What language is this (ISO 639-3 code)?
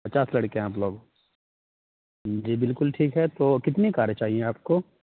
urd